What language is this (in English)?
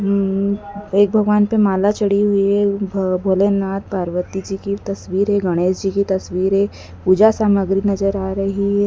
Hindi